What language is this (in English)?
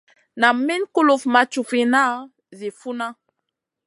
Masana